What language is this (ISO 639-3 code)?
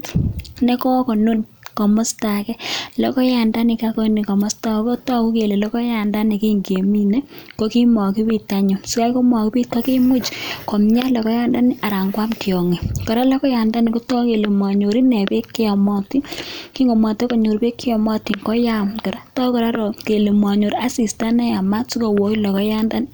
kln